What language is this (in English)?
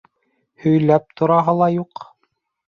Bashkir